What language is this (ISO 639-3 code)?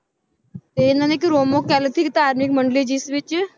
pan